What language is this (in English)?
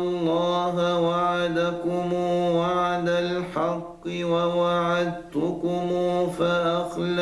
Arabic